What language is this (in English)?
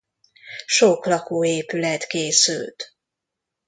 Hungarian